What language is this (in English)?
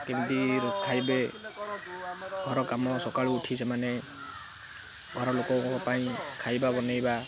Odia